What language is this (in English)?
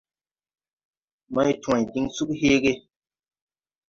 Tupuri